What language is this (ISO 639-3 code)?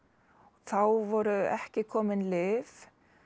isl